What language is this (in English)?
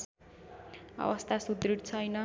Nepali